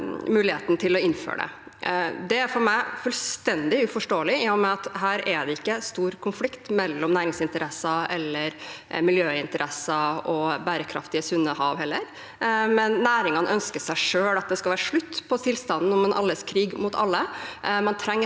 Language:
Norwegian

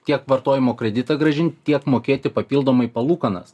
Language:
Lithuanian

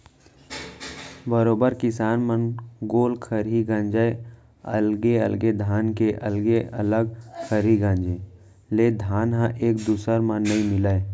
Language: Chhattisgarhi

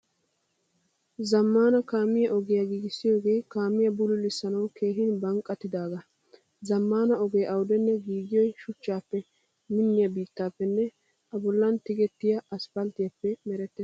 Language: Wolaytta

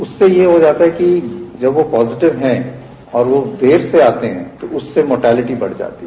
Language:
Hindi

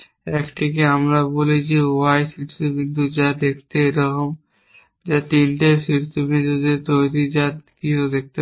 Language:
Bangla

